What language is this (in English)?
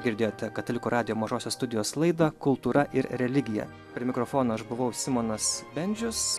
Lithuanian